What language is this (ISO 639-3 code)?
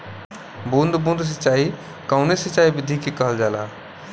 bho